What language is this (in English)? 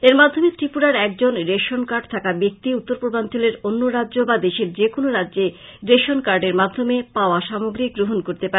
Bangla